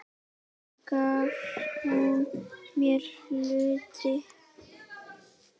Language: Icelandic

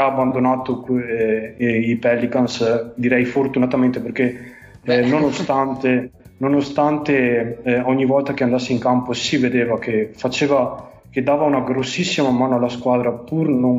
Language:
Italian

